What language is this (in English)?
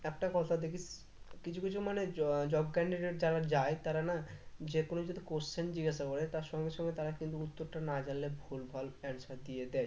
Bangla